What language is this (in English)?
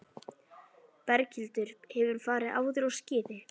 Icelandic